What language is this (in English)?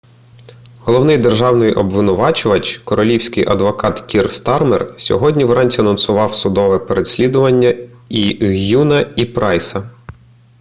Ukrainian